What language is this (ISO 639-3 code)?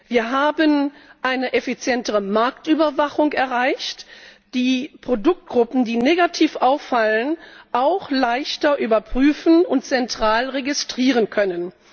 deu